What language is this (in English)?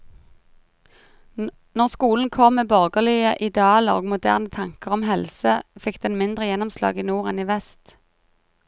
Norwegian